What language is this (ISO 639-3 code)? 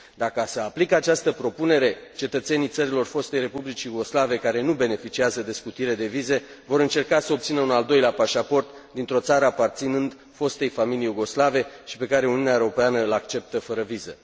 ron